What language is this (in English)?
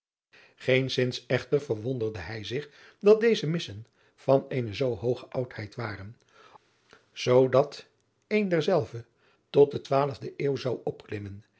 Dutch